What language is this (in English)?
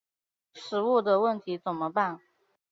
Chinese